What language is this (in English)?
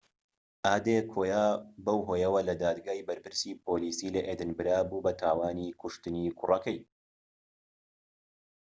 Central Kurdish